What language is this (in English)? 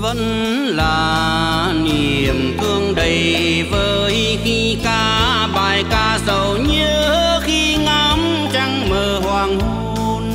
Vietnamese